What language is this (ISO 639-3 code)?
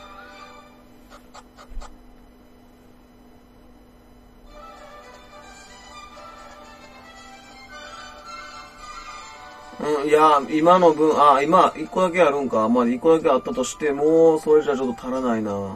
jpn